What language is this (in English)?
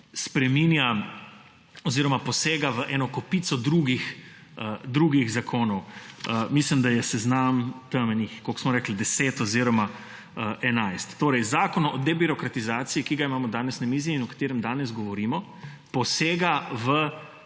Slovenian